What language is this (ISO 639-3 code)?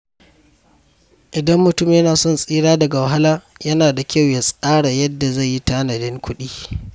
hau